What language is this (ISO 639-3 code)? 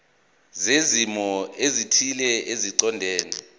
zul